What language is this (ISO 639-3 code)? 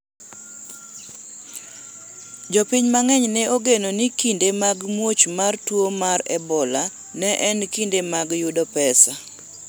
luo